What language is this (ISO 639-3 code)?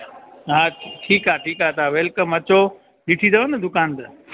snd